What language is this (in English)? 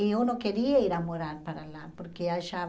Portuguese